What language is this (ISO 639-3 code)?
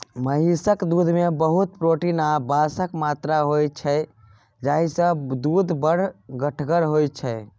mai